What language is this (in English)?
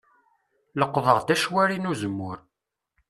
Kabyle